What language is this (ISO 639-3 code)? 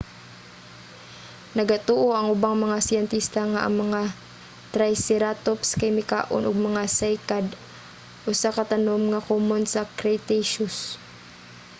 ceb